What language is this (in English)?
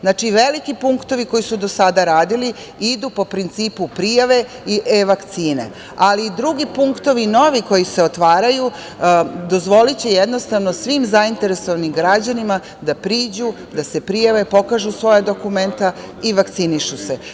Serbian